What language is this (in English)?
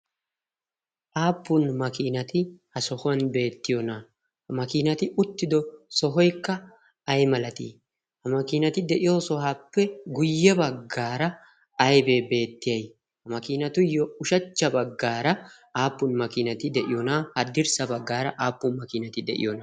Wolaytta